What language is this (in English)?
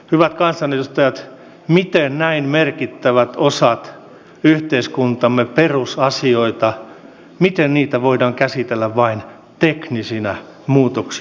Finnish